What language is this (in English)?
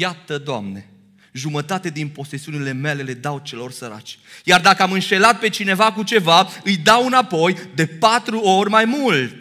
Romanian